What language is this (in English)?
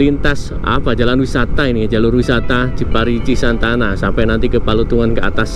Indonesian